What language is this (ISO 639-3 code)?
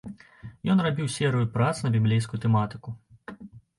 bel